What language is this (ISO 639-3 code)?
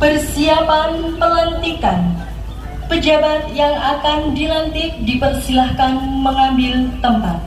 ind